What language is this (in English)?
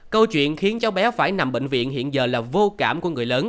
Vietnamese